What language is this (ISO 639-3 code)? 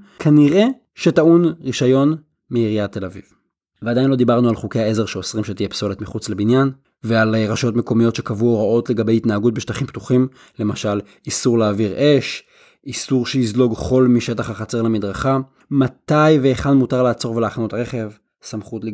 heb